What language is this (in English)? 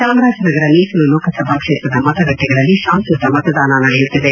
Kannada